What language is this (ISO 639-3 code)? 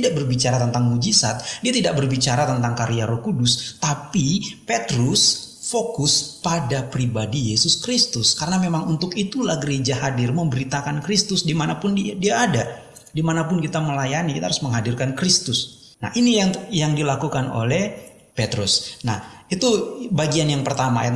ind